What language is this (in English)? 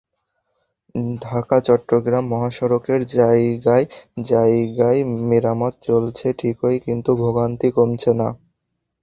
Bangla